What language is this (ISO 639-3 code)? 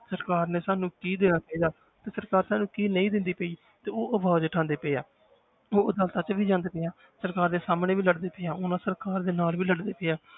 pan